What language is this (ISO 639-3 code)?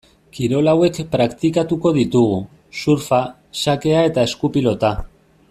eus